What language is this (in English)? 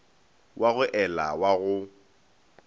Northern Sotho